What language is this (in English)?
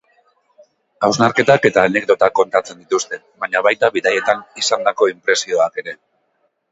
Basque